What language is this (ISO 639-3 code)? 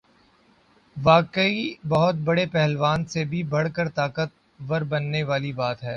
urd